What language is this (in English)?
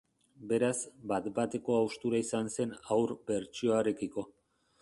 Basque